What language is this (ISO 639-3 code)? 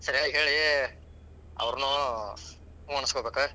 kan